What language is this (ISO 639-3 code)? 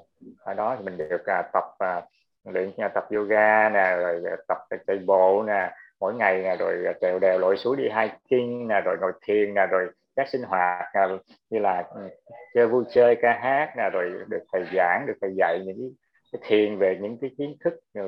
vie